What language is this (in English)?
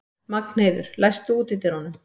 Icelandic